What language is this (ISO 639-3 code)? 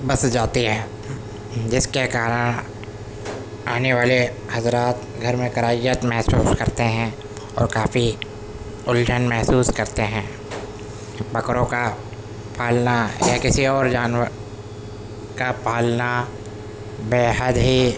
urd